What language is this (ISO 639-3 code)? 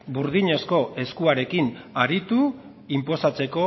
eus